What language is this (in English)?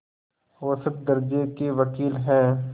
Hindi